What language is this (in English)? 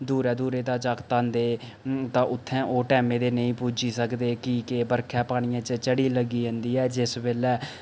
Dogri